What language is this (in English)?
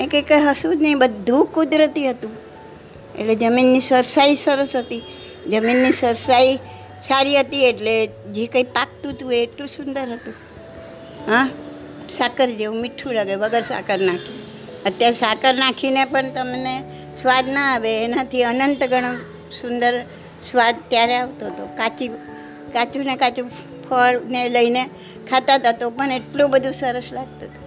Gujarati